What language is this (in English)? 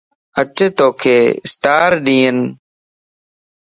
Lasi